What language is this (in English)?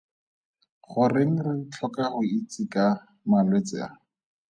Tswana